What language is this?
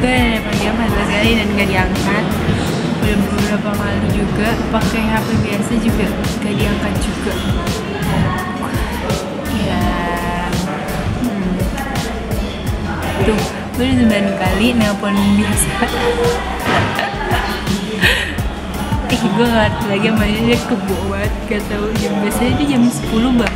Indonesian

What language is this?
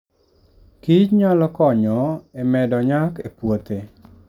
Luo (Kenya and Tanzania)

